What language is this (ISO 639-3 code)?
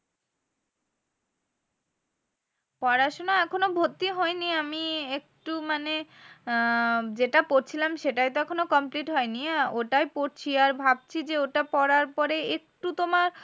ben